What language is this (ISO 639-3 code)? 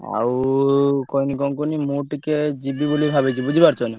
ori